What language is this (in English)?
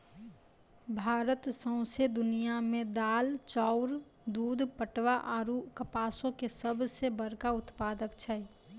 Maithili